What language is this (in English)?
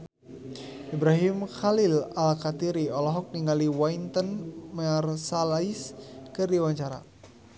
Sundanese